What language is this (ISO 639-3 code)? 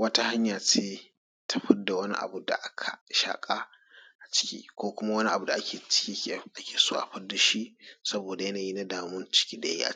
hau